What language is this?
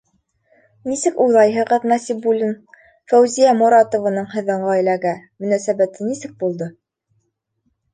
Bashkir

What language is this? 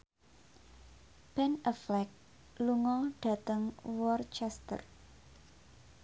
Javanese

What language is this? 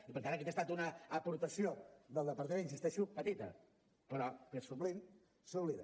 Catalan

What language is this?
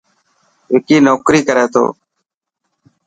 Dhatki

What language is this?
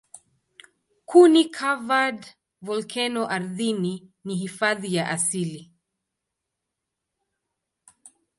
Swahili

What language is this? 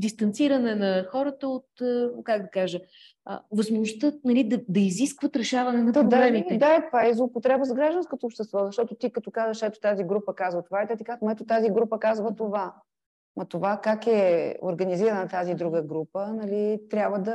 Bulgarian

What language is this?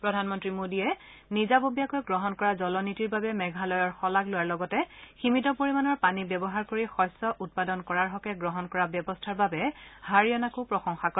Assamese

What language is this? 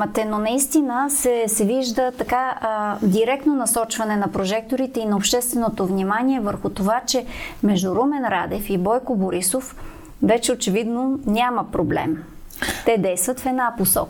Bulgarian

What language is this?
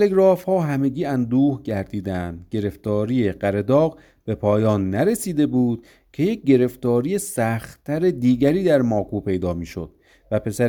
Persian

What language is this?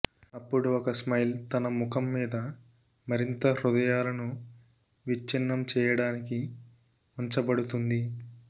Telugu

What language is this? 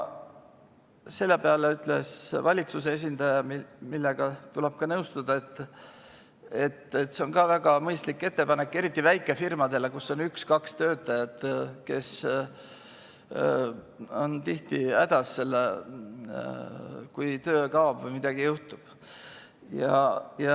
Estonian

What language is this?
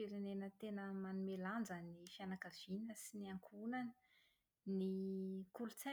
Malagasy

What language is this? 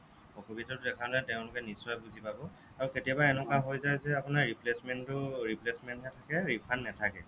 Assamese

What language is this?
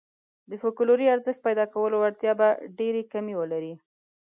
Pashto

